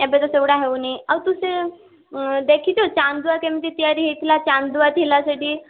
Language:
Odia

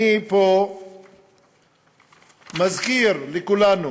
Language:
Hebrew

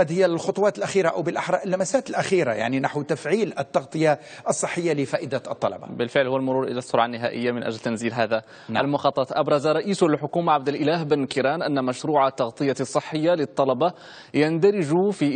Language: Arabic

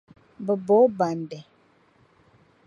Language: Dagbani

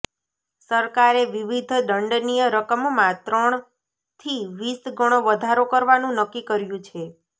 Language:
Gujarati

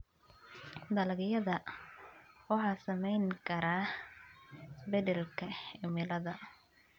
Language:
Somali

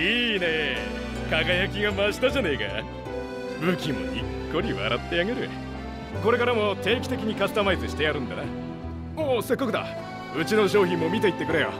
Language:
Japanese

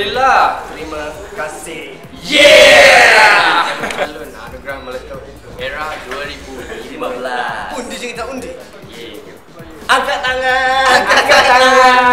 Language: Malay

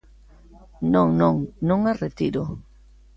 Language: Galician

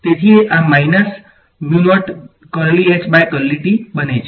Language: Gujarati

